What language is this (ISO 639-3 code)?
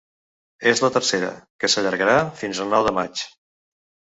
cat